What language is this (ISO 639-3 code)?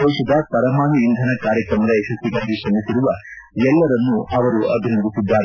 kan